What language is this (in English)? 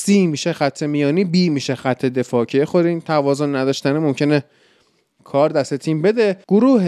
Persian